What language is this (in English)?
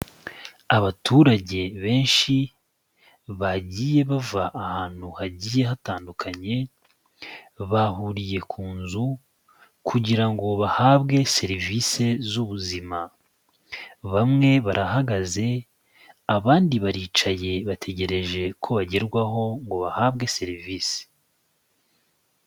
Kinyarwanda